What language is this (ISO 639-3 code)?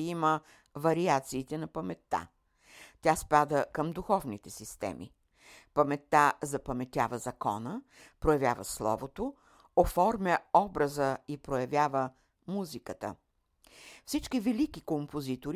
bul